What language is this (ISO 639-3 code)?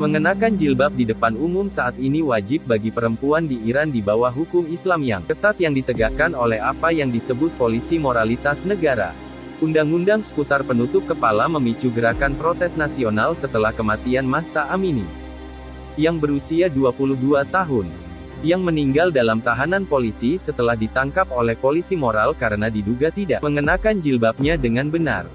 ind